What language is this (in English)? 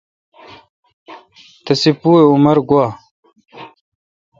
Kalkoti